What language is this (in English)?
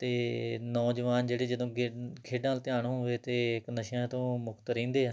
Punjabi